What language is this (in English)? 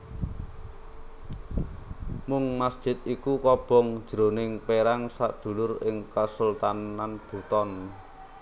Javanese